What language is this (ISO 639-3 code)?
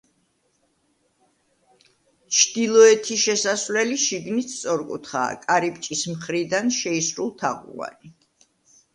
kat